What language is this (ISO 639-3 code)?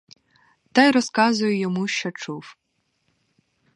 ukr